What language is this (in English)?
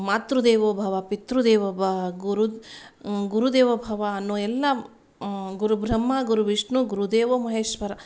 Kannada